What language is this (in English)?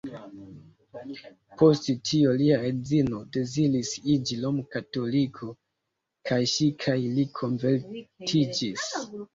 Esperanto